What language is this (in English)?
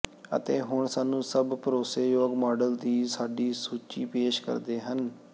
Punjabi